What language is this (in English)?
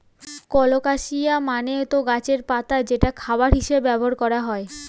Bangla